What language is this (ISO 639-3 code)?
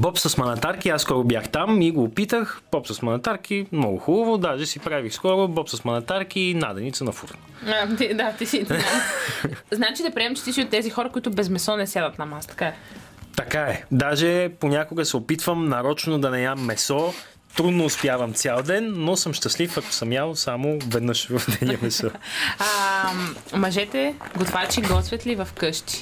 bul